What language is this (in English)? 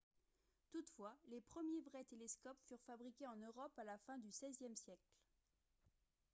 French